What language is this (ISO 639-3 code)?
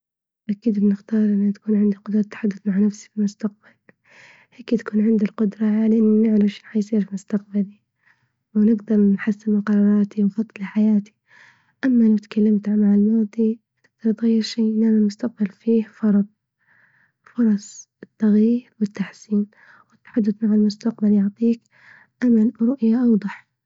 ayl